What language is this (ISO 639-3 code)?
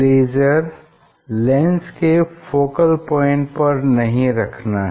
hin